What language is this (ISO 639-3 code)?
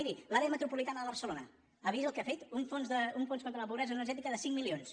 cat